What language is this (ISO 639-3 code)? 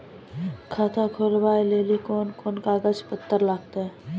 mai